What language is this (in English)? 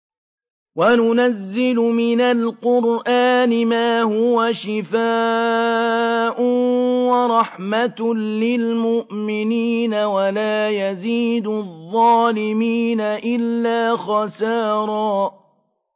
Arabic